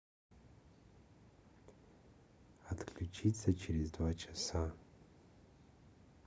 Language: Russian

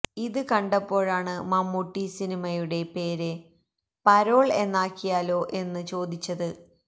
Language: Malayalam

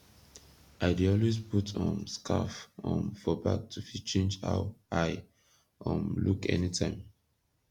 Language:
Nigerian Pidgin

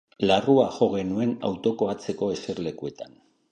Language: Basque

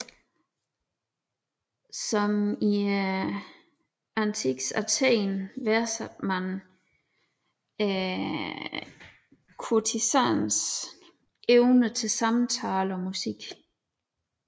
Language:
Danish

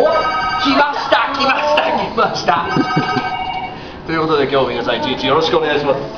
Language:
Japanese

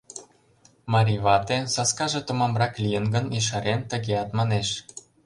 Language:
Mari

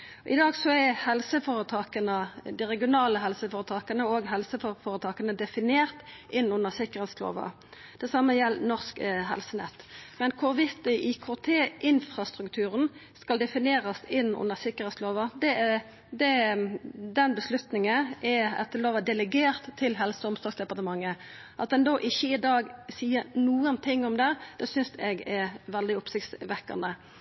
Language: Norwegian Nynorsk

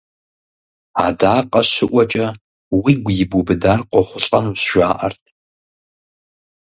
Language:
Kabardian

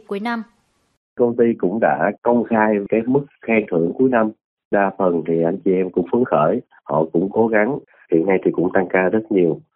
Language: Vietnamese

